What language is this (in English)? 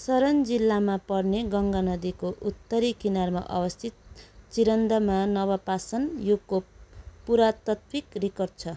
Nepali